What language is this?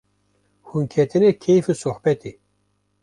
Kurdish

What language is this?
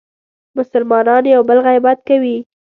Pashto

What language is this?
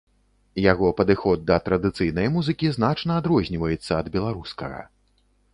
Belarusian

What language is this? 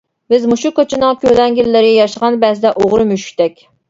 Uyghur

